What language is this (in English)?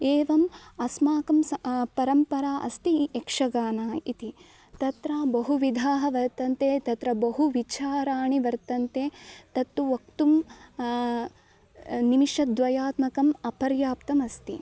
Sanskrit